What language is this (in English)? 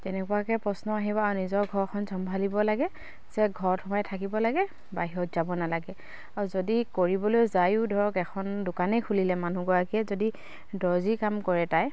Assamese